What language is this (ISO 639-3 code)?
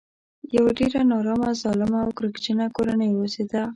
pus